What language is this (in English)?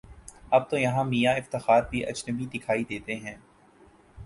Urdu